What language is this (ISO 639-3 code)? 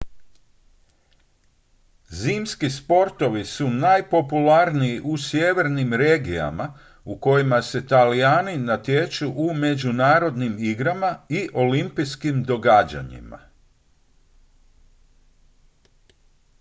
hrv